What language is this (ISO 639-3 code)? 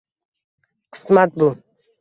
uzb